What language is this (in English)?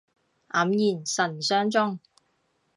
Cantonese